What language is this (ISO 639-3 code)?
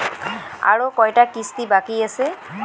ben